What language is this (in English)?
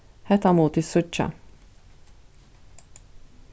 Faroese